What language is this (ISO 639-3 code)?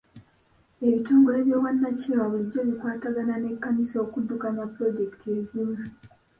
lug